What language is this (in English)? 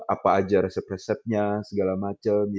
Indonesian